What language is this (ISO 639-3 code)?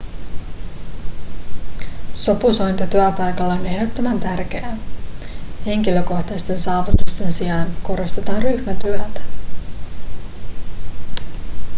fin